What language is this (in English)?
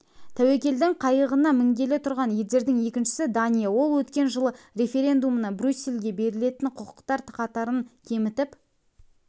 Kazakh